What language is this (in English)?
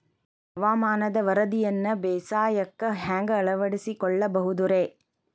Kannada